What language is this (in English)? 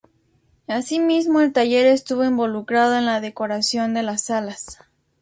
Spanish